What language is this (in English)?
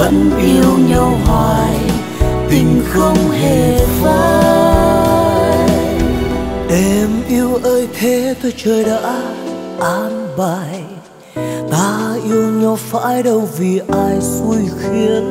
Vietnamese